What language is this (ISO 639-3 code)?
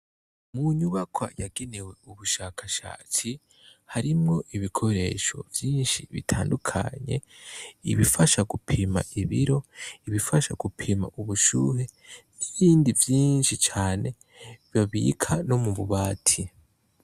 run